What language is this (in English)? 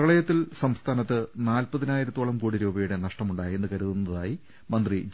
Malayalam